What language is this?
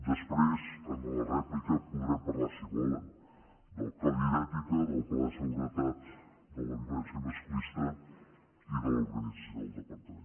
Catalan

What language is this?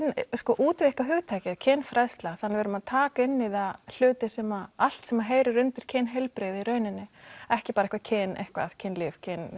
Icelandic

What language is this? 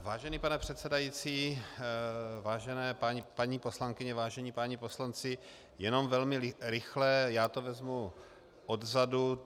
Czech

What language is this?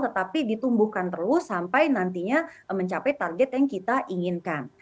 Indonesian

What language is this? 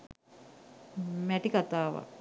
Sinhala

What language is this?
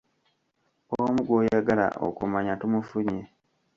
Ganda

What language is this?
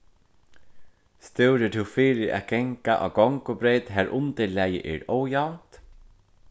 Faroese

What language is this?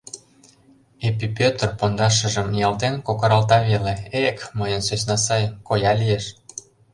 Mari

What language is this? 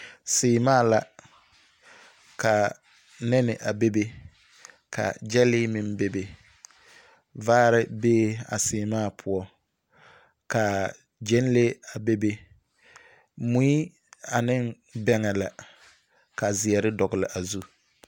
Southern Dagaare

